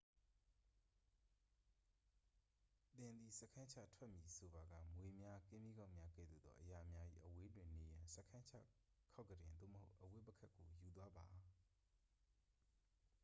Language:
Burmese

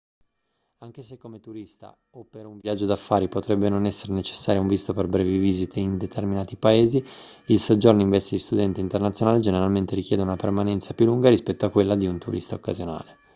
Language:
Italian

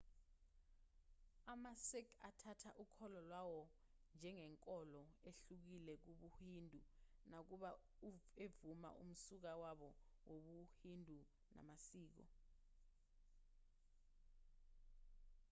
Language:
Zulu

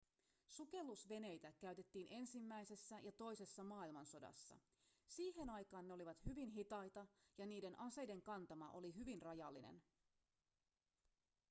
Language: Finnish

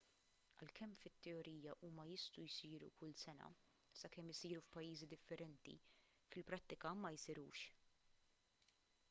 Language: Maltese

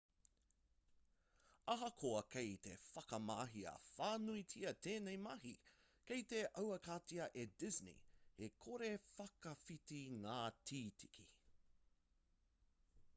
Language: Māori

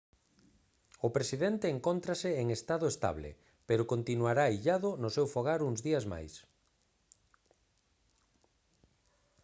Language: Galician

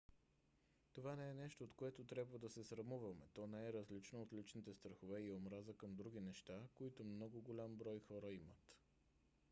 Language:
Bulgarian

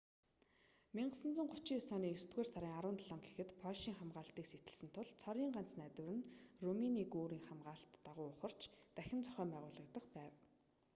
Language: Mongolian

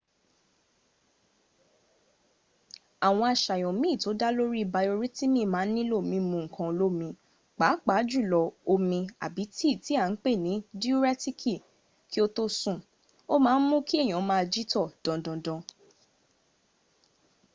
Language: Yoruba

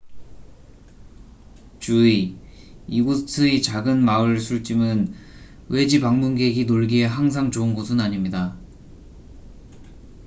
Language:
Korean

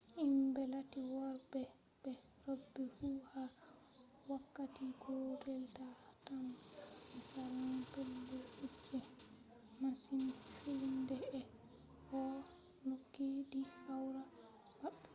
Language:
Fula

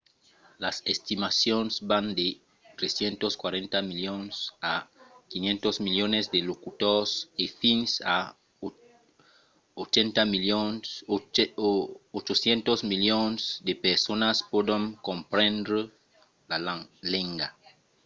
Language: Occitan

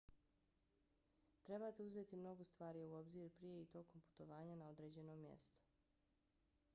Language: Bosnian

